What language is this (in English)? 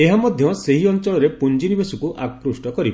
Odia